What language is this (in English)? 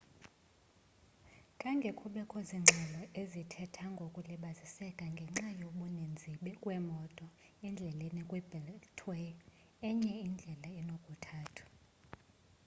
Xhosa